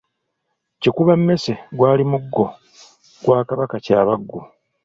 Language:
Ganda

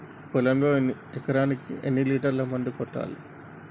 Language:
Telugu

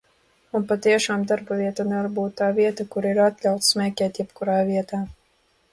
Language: Latvian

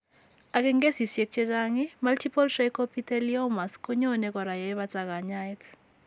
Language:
Kalenjin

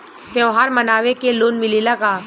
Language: Bhojpuri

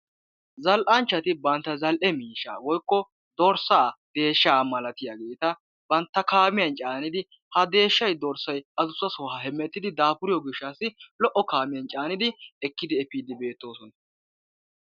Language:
Wolaytta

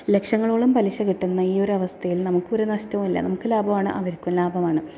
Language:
Malayalam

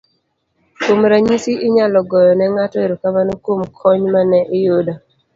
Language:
Luo (Kenya and Tanzania)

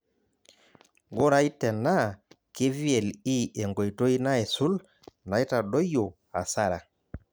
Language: Masai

